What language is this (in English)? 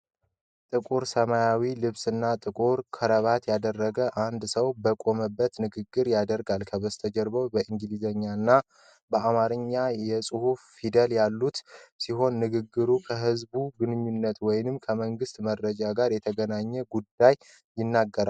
Amharic